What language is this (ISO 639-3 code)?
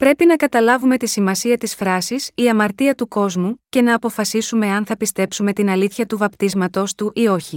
ell